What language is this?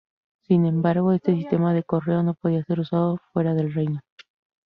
Spanish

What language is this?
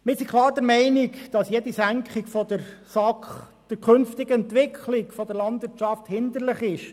Swiss German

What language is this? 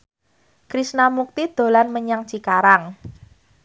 Javanese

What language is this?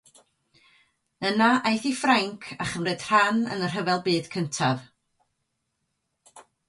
Welsh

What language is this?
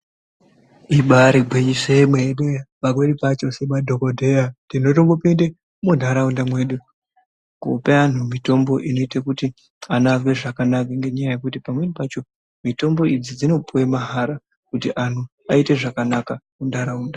Ndau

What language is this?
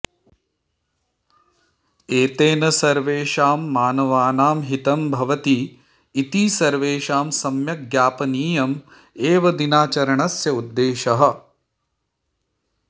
Sanskrit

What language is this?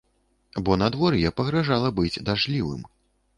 Belarusian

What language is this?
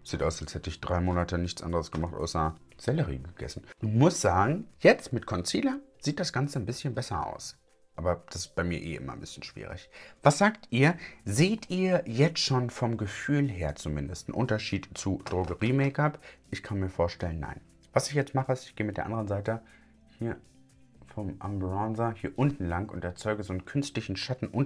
German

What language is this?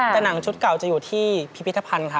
Thai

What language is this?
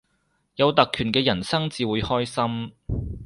Cantonese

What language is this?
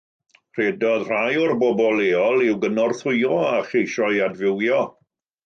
Welsh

